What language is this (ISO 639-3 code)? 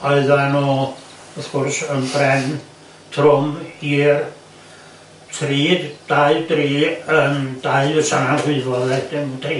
cym